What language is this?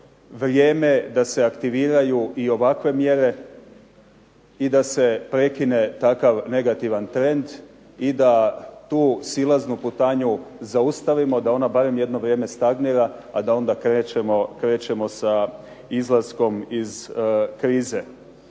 Croatian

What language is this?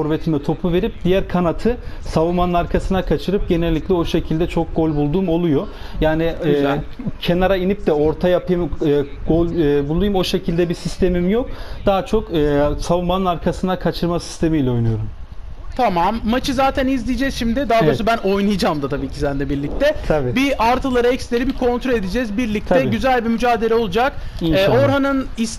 Turkish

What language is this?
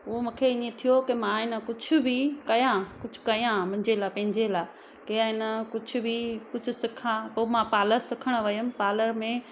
Sindhi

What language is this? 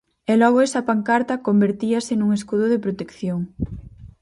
Galician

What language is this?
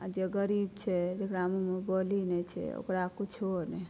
Maithili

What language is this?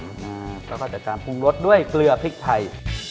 Thai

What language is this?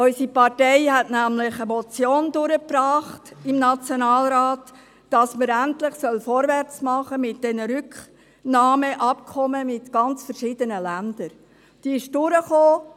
Swiss German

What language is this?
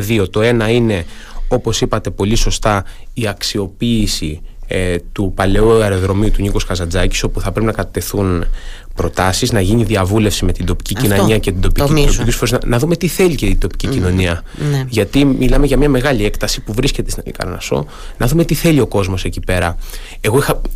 Greek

